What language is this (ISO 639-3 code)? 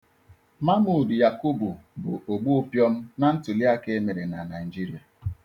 ibo